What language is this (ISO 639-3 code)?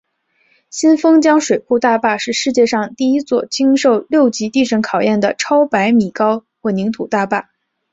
zho